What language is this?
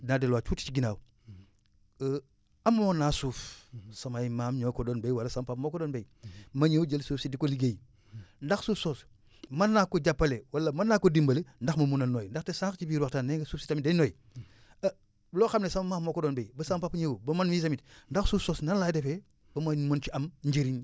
Wolof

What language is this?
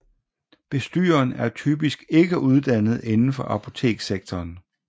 Danish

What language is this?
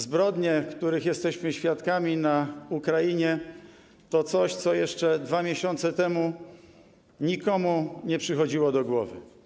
Polish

